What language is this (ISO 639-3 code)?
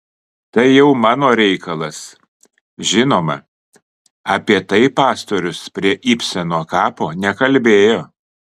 lit